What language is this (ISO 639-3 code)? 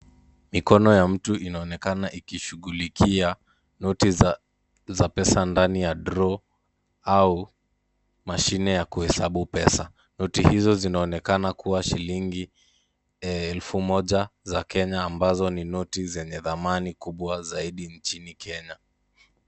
swa